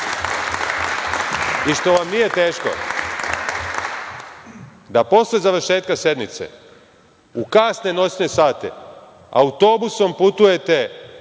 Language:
Serbian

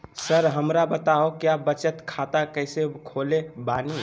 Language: Magahi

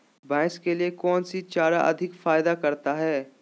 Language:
Magahi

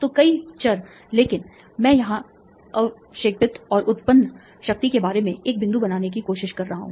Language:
Hindi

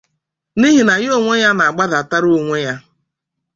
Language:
Igbo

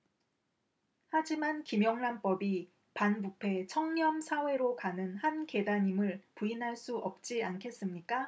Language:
Korean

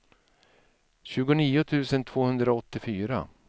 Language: Swedish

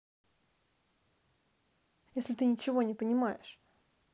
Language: Russian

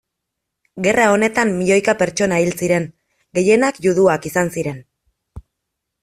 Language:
Basque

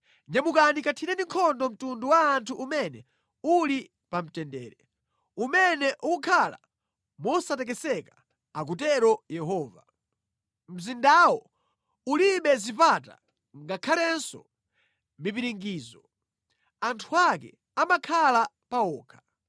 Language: Nyanja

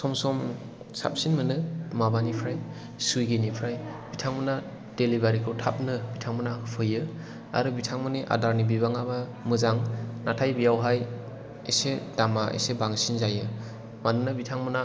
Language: Bodo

